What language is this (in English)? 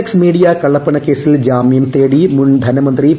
Malayalam